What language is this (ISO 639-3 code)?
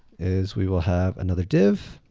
eng